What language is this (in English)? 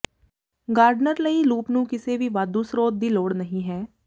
Punjabi